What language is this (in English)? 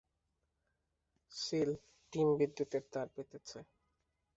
Bangla